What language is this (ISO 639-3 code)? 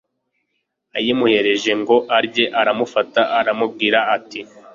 kin